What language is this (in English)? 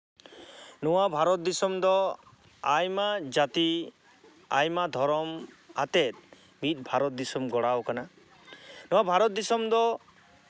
Santali